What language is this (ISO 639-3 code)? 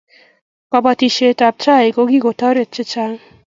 kln